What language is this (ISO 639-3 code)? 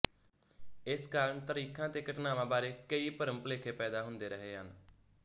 pan